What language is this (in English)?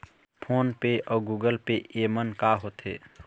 Chhattisgarhi